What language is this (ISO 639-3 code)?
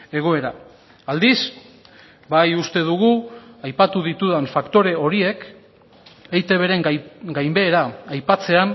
eus